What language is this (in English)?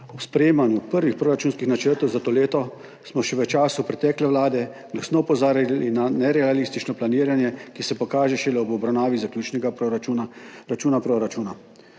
Slovenian